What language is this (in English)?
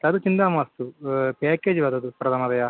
Sanskrit